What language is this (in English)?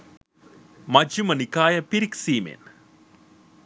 Sinhala